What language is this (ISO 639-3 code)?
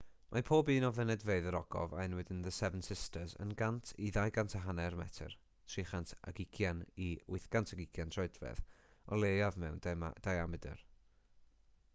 cym